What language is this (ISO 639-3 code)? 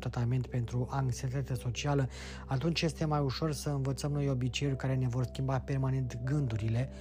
ron